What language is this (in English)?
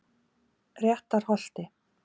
Icelandic